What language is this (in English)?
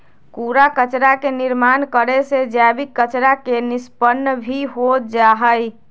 Magahi